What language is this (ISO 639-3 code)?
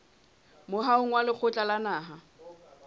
sot